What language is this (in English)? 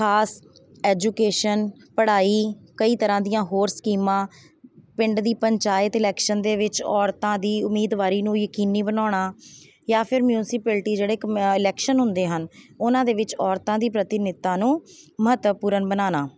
Punjabi